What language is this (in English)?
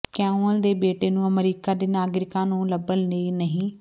Punjabi